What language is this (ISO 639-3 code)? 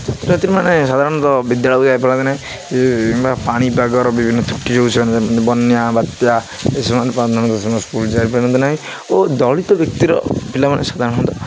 ori